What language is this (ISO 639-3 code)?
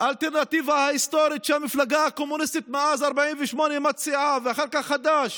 heb